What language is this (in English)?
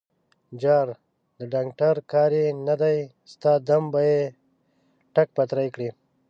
Pashto